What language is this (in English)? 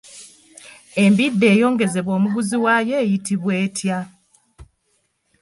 Ganda